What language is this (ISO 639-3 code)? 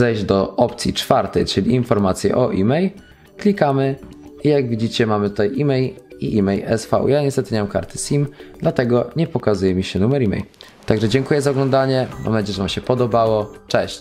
pol